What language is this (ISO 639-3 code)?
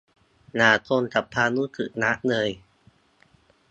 tha